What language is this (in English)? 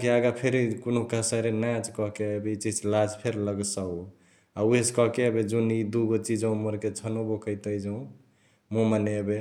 Chitwania Tharu